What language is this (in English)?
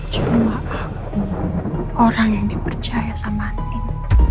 Indonesian